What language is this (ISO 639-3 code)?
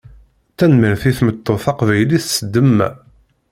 kab